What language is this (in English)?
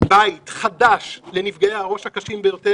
Hebrew